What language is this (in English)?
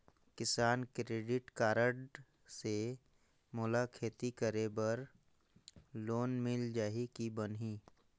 Chhattisgarhi